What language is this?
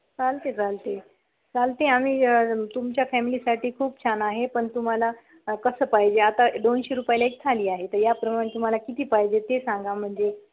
Marathi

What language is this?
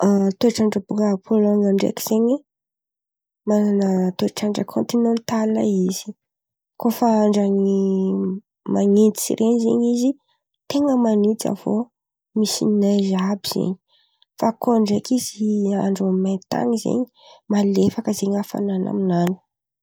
Antankarana Malagasy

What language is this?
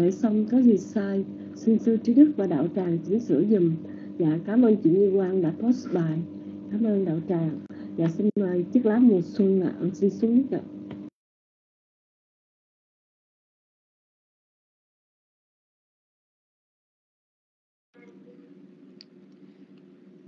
Vietnamese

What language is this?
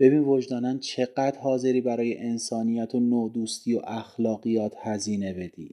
Persian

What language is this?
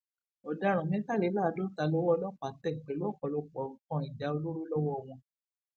Yoruba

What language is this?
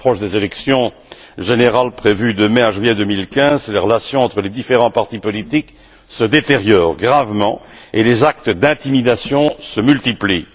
French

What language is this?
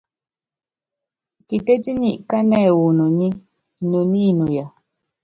Yangben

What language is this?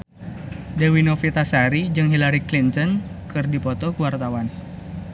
Sundanese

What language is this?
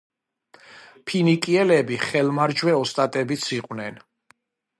Georgian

